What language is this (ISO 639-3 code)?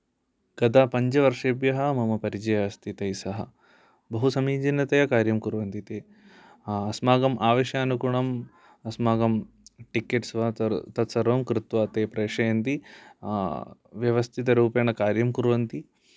san